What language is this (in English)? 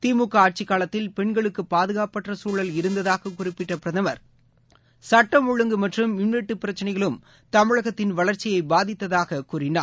Tamil